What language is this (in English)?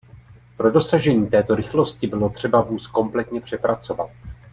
Czech